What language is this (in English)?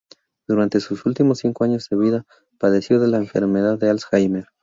Spanish